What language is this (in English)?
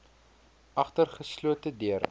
Afrikaans